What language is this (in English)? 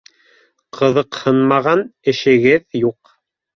Bashkir